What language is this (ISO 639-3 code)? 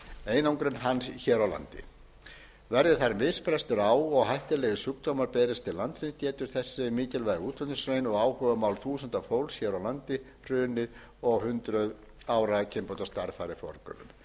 isl